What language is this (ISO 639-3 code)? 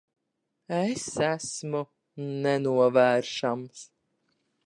lav